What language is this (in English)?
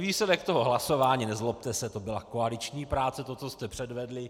Czech